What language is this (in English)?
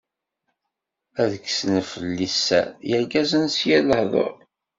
Kabyle